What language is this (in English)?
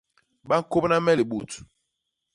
Basaa